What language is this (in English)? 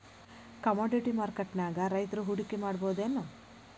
Kannada